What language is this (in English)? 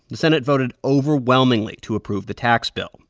English